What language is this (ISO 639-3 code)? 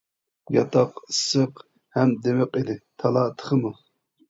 uig